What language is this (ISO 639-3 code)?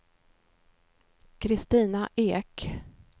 swe